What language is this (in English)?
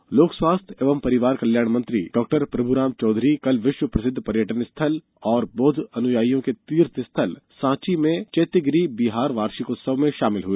Hindi